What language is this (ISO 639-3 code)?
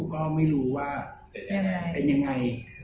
tha